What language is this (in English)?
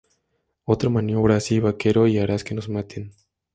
Spanish